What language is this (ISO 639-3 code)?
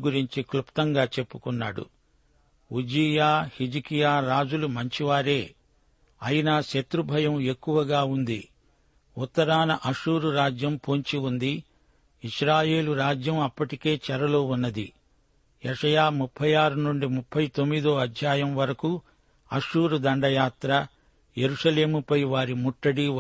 tel